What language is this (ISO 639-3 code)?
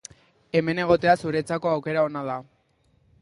eus